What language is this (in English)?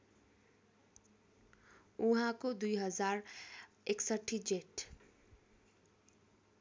Nepali